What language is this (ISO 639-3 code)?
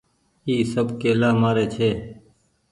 gig